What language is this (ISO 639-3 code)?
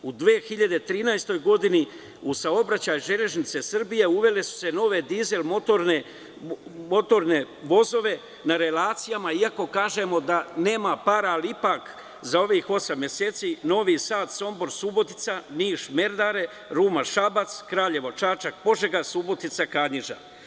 srp